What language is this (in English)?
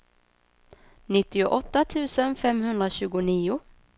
Swedish